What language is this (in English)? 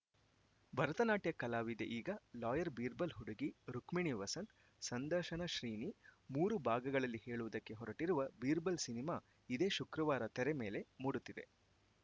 Kannada